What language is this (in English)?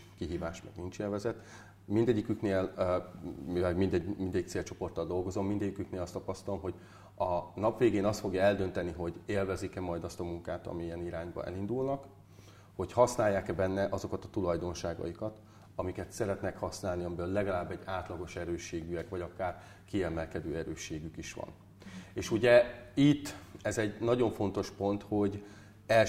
Hungarian